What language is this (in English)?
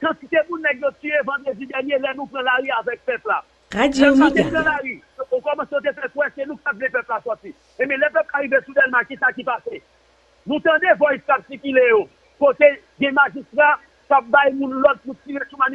French